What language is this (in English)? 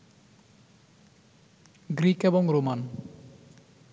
Bangla